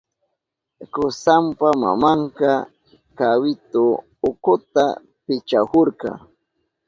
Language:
Southern Pastaza Quechua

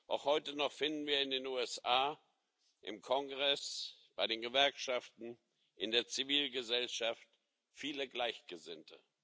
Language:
German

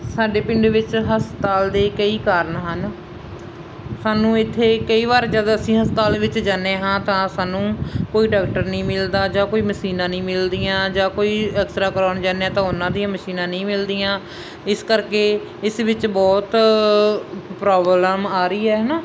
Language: Punjabi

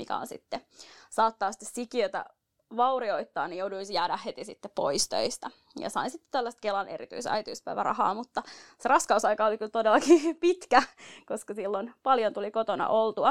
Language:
Finnish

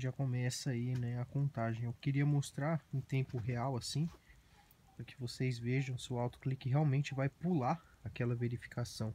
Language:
Portuguese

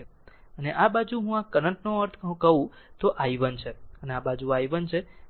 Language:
Gujarati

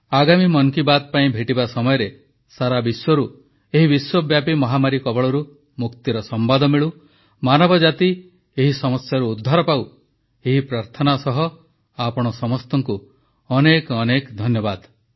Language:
Odia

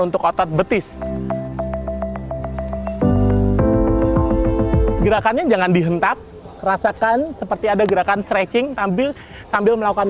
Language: Indonesian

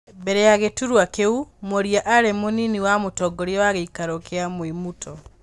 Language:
Kikuyu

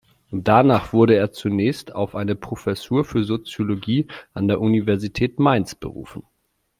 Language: German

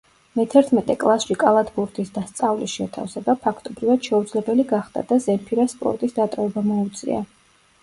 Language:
Georgian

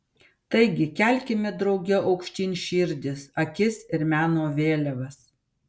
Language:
Lithuanian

